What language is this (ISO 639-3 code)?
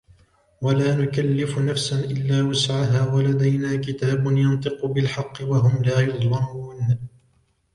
ara